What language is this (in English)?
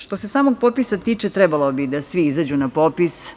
Serbian